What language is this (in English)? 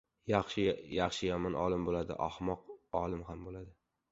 Uzbek